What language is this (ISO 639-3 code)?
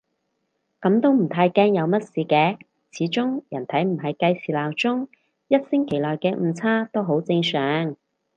yue